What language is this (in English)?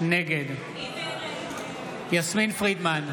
Hebrew